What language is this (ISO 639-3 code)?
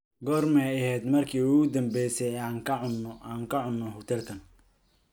som